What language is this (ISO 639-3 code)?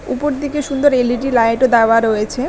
ben